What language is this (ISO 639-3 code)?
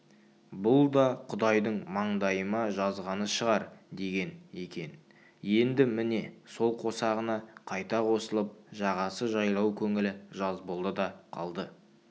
kaz